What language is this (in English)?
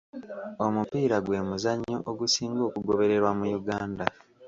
Ganda